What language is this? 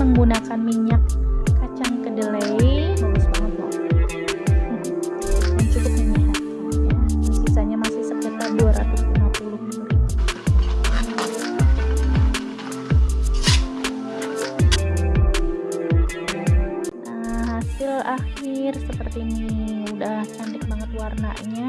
Indonesian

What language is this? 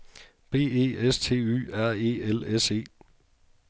Danish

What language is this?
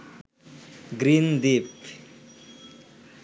Bangla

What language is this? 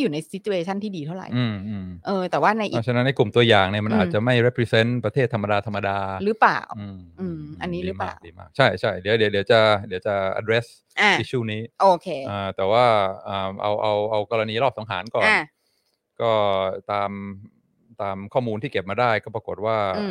Thai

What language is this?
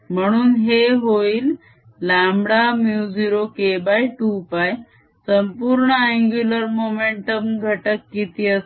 Marathi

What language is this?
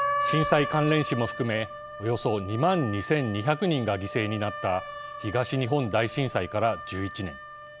Japanese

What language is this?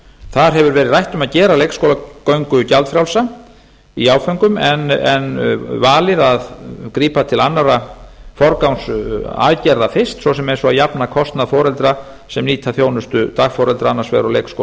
Icelandic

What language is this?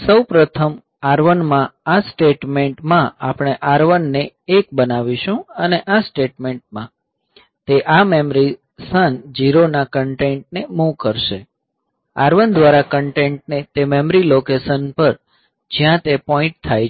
Gujarati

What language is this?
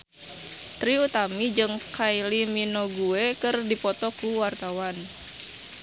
Sundanese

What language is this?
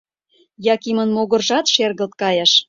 Mari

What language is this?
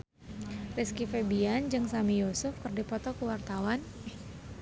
Sundanese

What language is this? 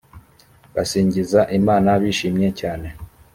Kinyarwanda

